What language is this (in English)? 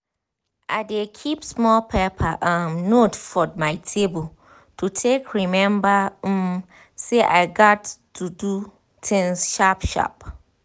Nigerian Pidgin